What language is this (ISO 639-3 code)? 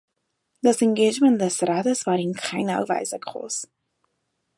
deu